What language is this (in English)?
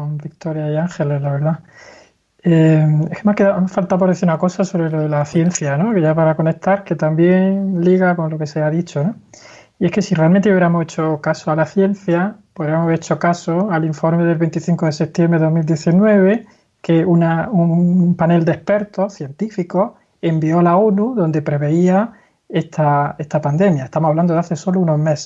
Spanish